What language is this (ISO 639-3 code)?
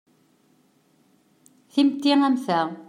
kab